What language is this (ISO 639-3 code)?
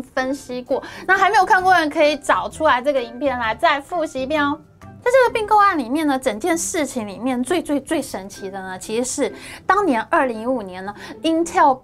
zho